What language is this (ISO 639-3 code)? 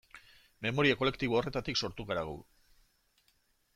eus